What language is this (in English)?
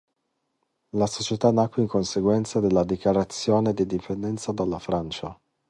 Italian